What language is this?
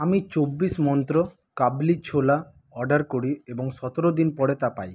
Bangla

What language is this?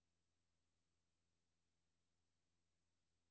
Danish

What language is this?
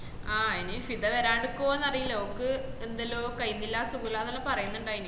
Malayalam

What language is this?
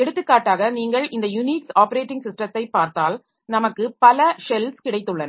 Tamil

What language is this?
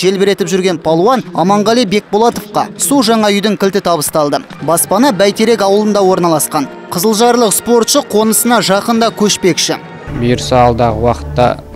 Russian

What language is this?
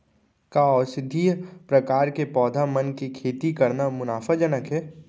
Chhattisgarhi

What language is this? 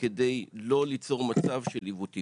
Hebrew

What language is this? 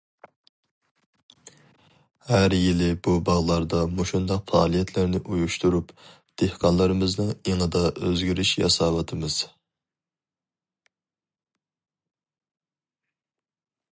Uyghur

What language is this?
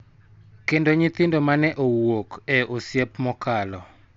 Luo (Kenya and Tanzania)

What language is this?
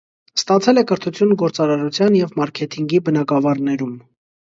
Armenian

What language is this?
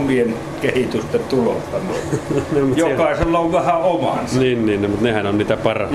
Finnish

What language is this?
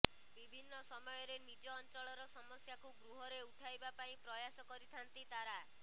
Odia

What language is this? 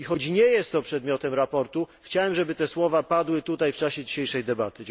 Polish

